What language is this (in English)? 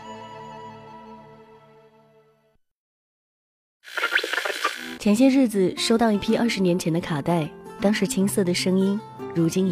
Chinese